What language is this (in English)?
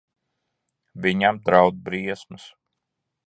Latvian